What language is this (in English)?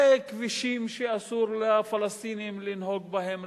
Hebrew